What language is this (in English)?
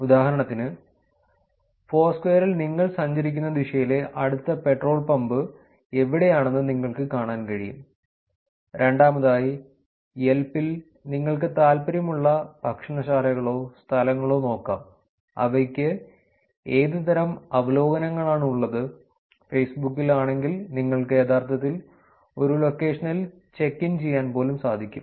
Malayalam